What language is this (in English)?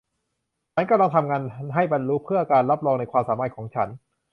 Thai